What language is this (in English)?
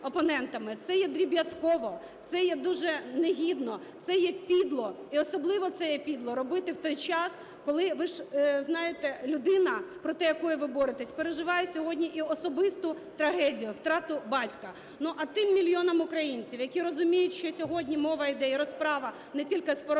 Ukrainian